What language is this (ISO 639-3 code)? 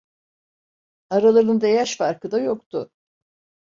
tur